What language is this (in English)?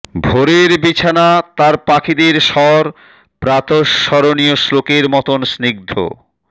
Bangla